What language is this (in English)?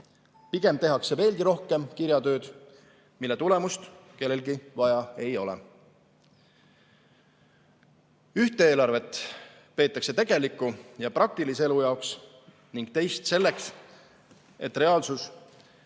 Estonian